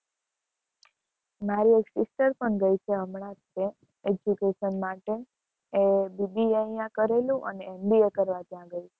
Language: Gujarati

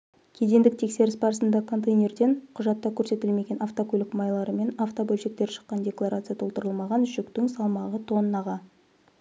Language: Kazakh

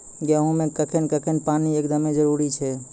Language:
Maithili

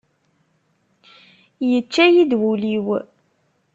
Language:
Kabyle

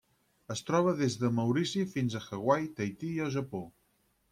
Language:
Catalan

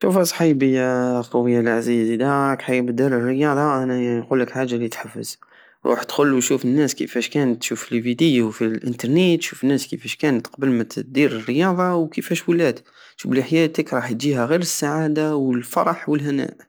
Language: Algerian Saharan Arabic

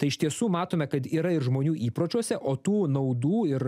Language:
Lithuanian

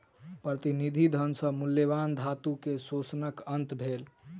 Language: Maithili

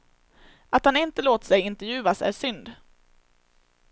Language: Swedish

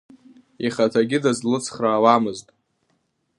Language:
Abkhazian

